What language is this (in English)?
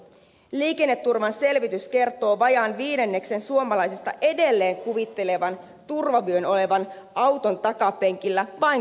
Finnish